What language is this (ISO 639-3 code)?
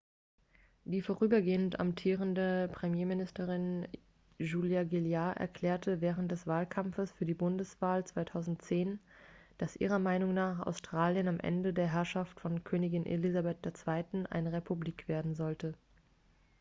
deu